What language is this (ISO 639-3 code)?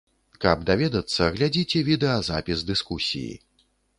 bel